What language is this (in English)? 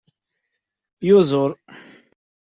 Kabyle